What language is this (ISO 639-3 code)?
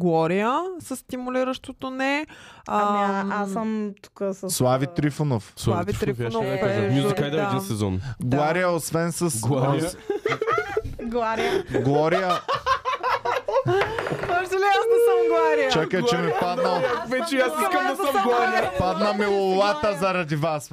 bul